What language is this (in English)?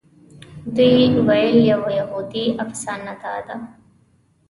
Pashto